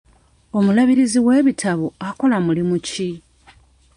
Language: Ganda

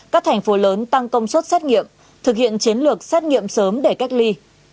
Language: Vietnamese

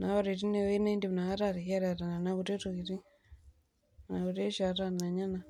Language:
Masai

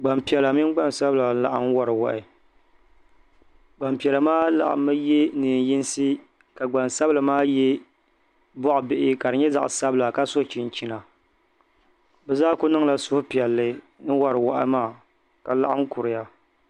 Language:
Dagbani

